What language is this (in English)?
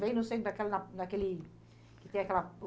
Portuguese